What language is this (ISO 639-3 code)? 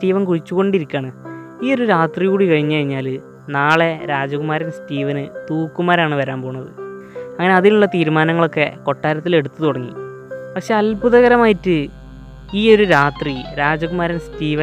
mal